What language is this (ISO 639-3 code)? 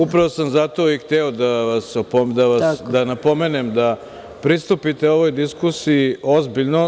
srp